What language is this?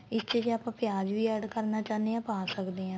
Punjabi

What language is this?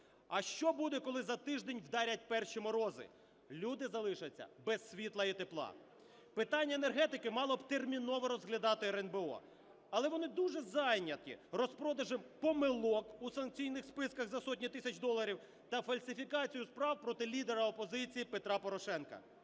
Ukrainian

